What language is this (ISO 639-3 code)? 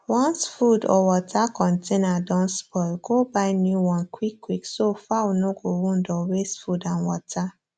pcm